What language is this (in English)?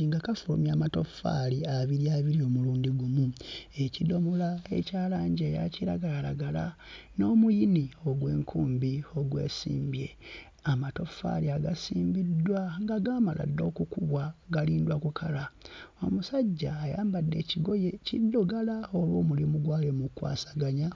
Ganda